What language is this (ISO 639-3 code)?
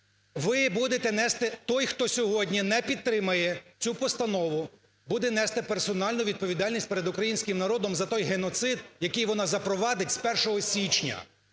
ukr